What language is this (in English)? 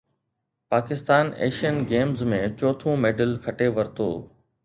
Sindhi